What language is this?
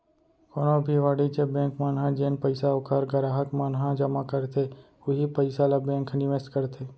Chhattisgarhi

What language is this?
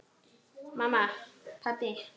Icelandic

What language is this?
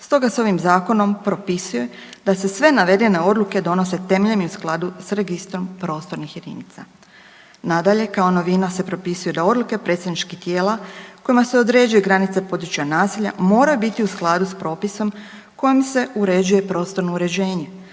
Croatian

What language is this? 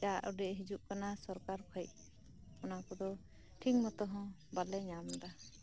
Santali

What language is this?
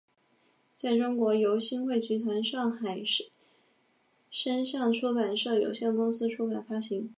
Chinese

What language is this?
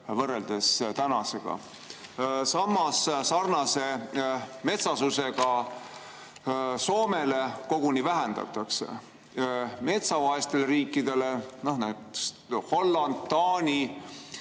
Estonian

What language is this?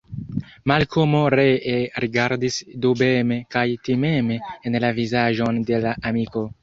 Esperanto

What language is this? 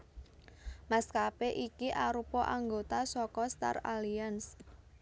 Javanese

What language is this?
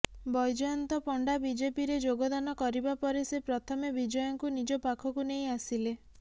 Odia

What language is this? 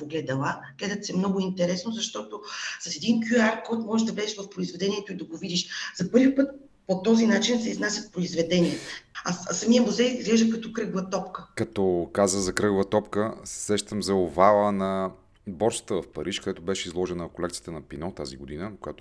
Bulgarian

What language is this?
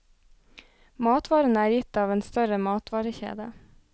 Norwegian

